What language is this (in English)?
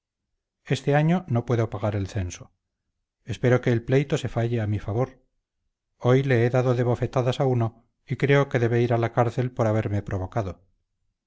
Spanish